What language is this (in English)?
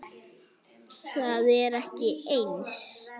Icelandic